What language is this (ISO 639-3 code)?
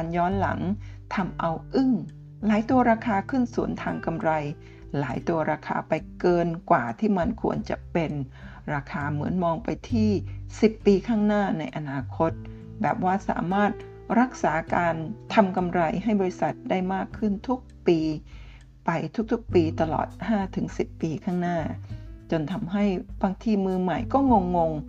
tha